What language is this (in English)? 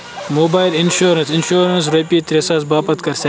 Kashmiri